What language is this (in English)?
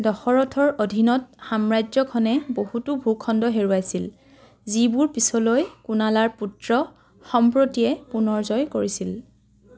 Assamese